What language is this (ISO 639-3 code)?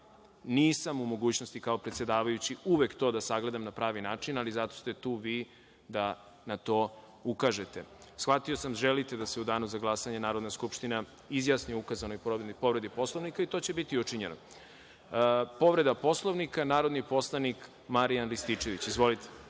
srp